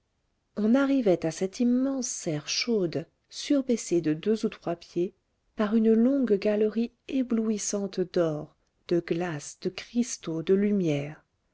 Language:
French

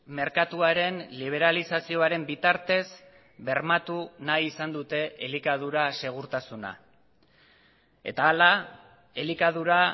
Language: Basque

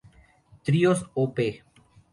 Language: Spanish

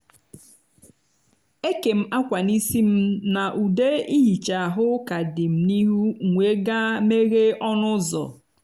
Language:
Igbo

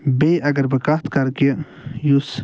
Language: Kashmiri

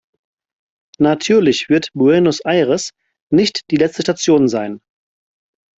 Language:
German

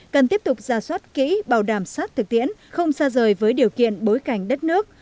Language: Vietnamese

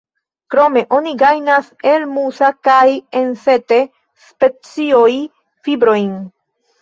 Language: Esperanto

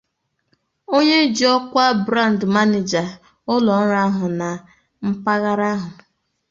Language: Igbo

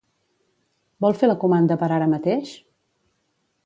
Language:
Catalan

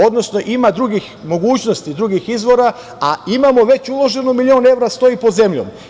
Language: Serbian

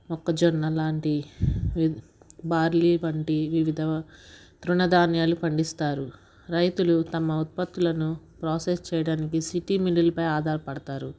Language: Telugu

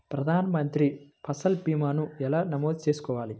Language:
Telugu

